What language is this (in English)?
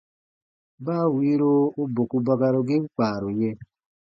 Baatonum